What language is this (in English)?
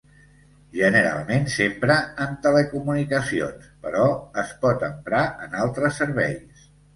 Catalan